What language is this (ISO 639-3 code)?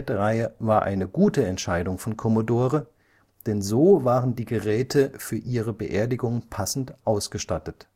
deu